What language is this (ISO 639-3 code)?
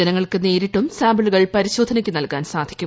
mal